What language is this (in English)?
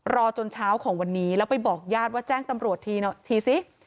Thai